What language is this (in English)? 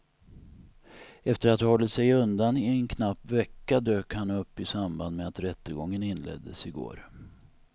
Swedish